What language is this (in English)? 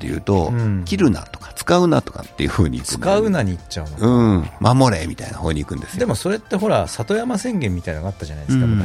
Japanese